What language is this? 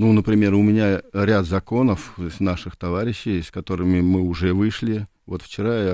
Russian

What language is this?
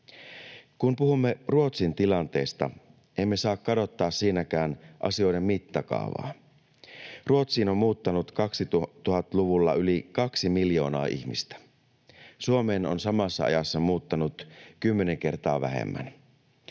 Finnish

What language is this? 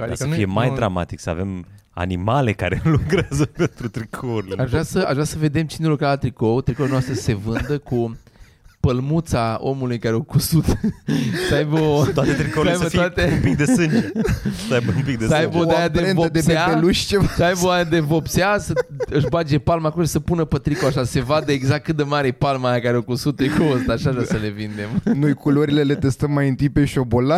Romanian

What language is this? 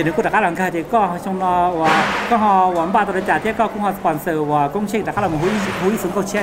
Thai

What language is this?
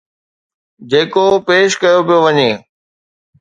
Sindhi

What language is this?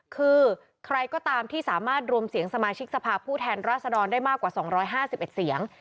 Thai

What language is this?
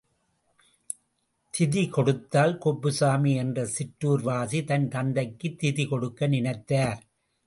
Tamil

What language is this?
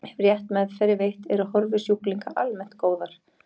Icelandic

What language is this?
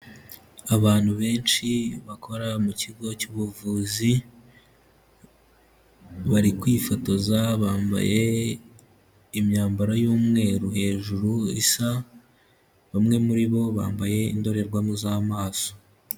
Kinyarwanda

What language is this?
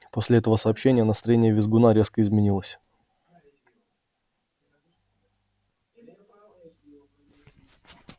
Russian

